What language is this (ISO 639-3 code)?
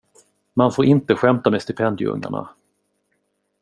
swe